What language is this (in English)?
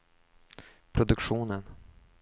Swedish